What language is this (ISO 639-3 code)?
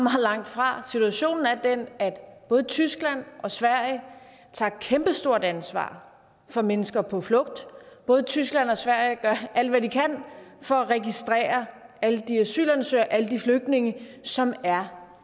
dan